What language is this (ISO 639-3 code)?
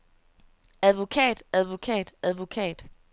dan